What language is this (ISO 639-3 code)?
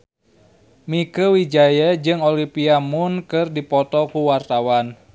sun